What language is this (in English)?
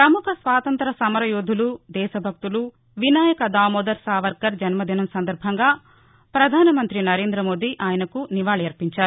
Telugu